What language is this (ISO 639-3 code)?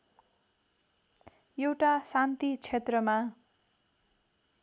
nep